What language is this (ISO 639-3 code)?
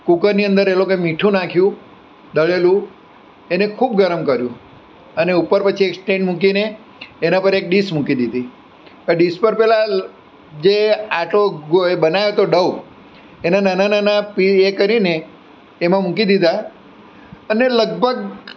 guj